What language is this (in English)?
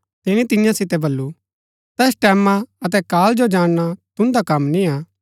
Gaddi